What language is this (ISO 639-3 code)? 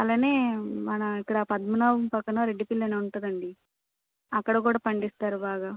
tel